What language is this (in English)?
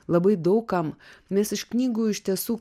Lithuanian